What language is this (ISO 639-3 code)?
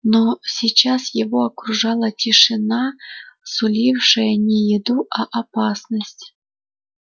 rus